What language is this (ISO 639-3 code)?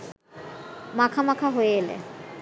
ben